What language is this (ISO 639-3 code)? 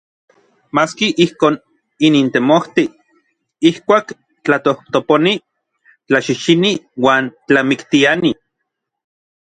nlv